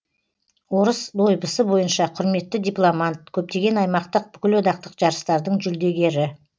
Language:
Kazakh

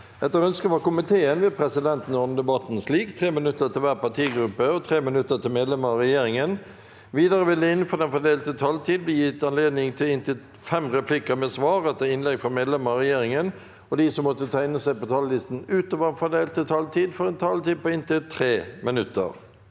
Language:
Norwegian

